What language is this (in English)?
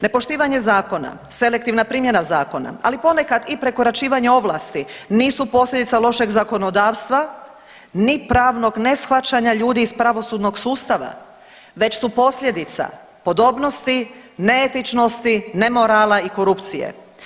Croatian